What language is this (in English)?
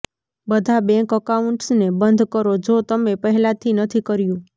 Gujarati